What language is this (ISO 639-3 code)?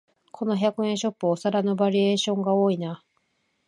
jpn